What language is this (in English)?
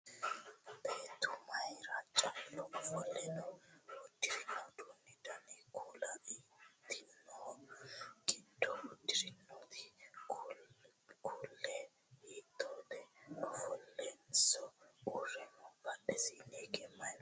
Sidamo